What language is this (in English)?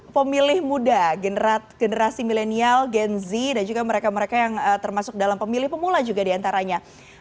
Indonesian